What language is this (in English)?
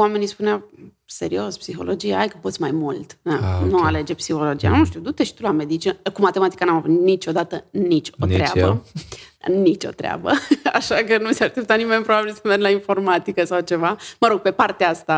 Romanian